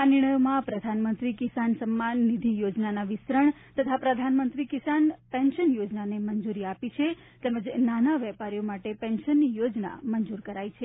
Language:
Gujarati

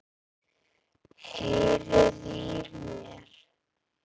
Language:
Icelandic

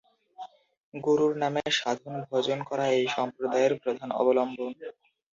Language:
Bangla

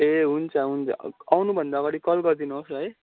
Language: Nepali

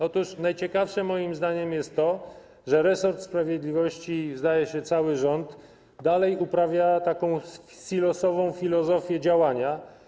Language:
Polish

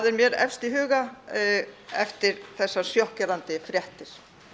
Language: Icelandic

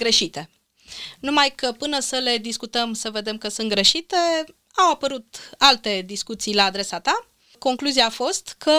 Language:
Romanian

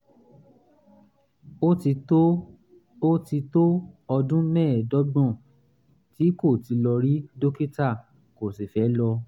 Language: Yoruba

